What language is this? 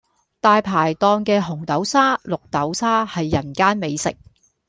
Cantonese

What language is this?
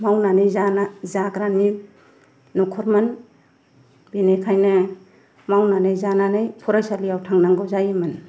Bodo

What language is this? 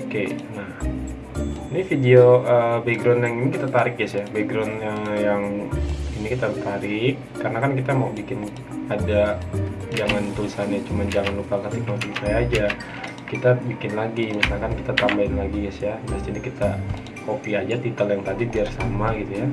Indonesian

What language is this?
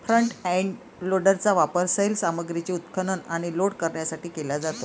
Marathi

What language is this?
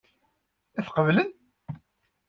Kabyle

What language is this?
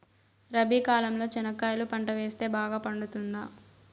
Telugu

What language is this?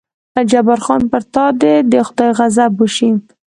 Pashto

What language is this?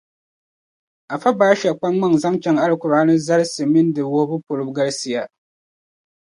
Dagbani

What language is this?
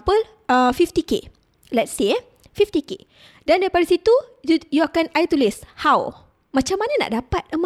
Malay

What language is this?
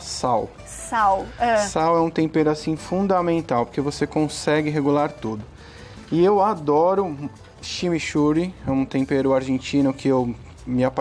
Portuguese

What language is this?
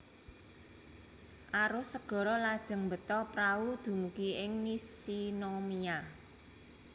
Javanese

